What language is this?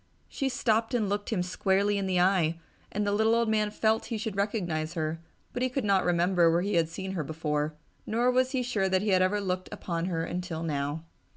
English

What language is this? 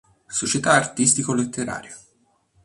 Italian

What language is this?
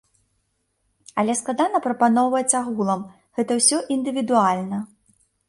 Belarusian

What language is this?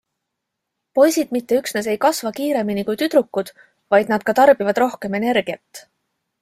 Estonian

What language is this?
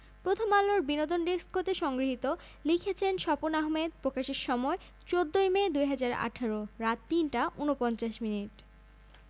Bangla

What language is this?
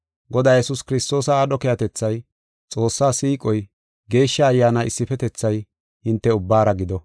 Gofa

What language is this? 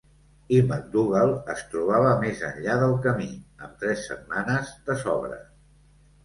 Catalan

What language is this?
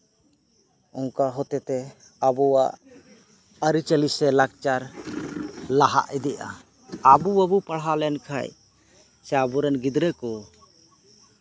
Santali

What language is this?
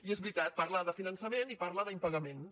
Catalan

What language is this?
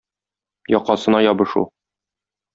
Tatar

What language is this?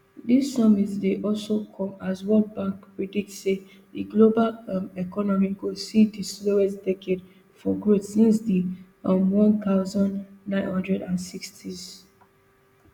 Nigerian Pidgin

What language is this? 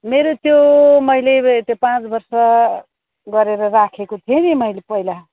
Nepali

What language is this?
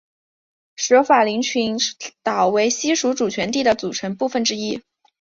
Chinese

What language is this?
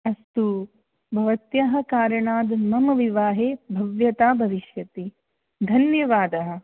Sanskrit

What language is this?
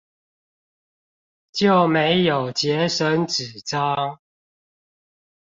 Chinese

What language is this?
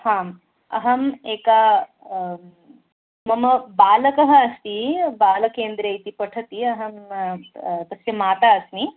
Sanskrit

